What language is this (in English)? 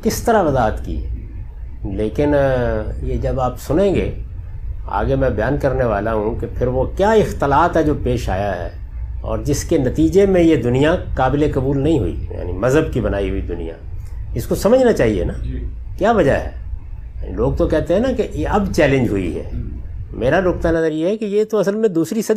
Urdu